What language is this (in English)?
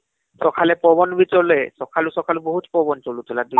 Odia